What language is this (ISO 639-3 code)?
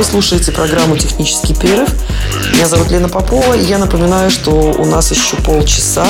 rus